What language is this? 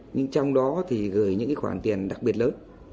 Vietnamese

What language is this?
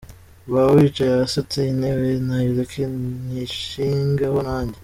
Kinyarwanda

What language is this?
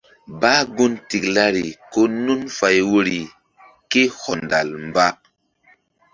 Mbum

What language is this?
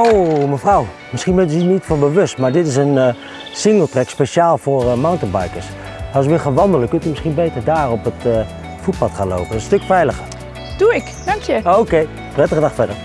Dutch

